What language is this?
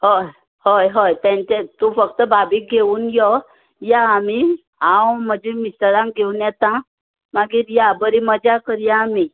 Konkani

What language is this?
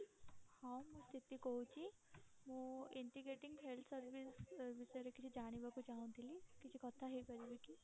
Odia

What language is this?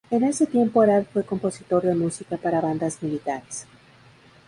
Spanish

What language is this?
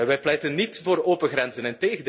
Dutch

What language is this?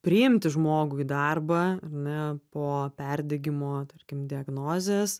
Lithuanian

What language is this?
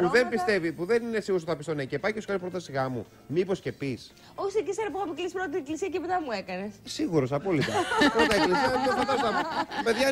Greek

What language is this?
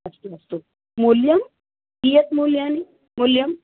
Sanskrit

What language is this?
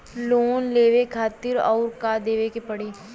Bhojpuri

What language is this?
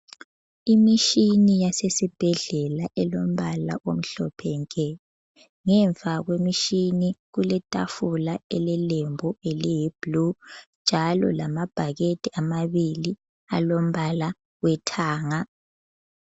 North Ndebele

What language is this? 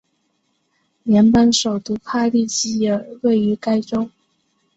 Chinese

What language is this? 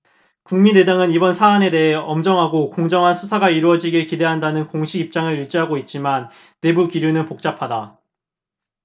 Korean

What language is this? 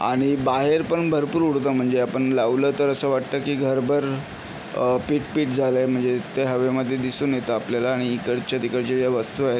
Marathi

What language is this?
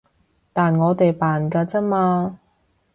Cantonese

